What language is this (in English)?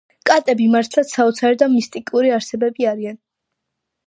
Georgian